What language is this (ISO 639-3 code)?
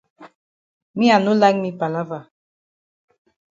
wes